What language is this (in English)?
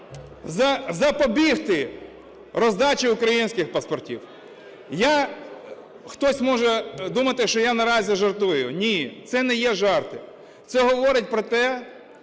Ukrainian